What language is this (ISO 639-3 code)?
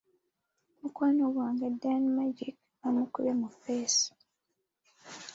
lug